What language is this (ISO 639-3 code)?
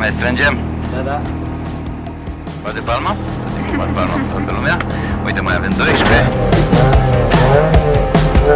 ron